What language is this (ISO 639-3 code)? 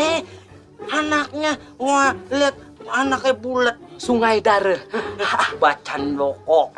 ind